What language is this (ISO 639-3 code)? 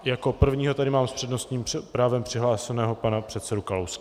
ces